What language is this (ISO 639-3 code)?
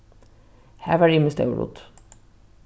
fao